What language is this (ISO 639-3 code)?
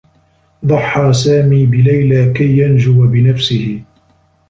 ara